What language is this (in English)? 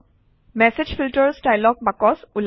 Assamese